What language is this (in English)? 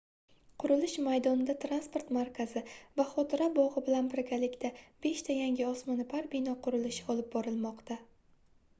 Uzbek